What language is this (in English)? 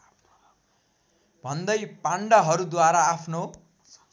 Nepali